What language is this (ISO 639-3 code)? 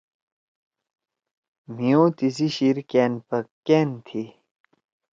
trw